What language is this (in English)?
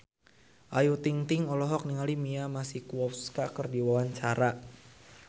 Sundanese